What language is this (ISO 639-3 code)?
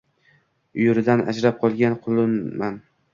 uzb